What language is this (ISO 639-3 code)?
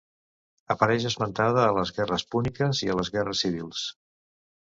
cat